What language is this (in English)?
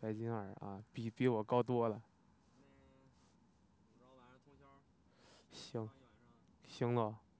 Chinese